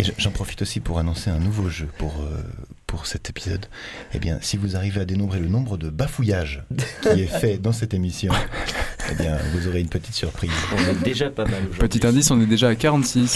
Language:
French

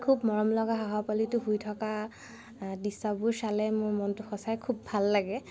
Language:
Assamese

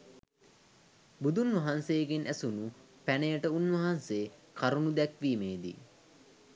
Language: Sinhala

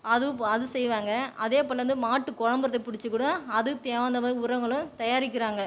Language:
Tamil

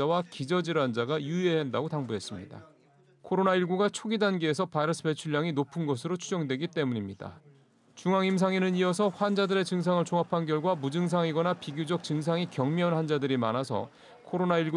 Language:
Korean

